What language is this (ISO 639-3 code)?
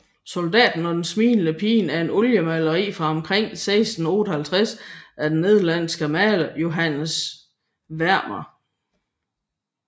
dan